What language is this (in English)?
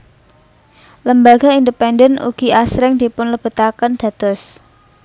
Javanese